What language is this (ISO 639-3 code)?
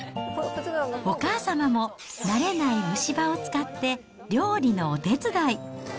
jpn